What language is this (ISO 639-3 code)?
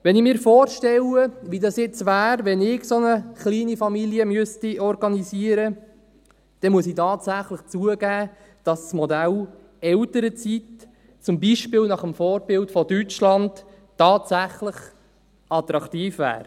gsw